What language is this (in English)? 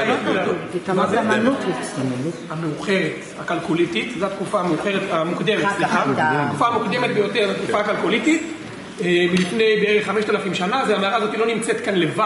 Hebrew